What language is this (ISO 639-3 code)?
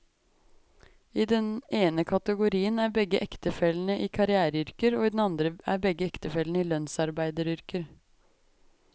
nor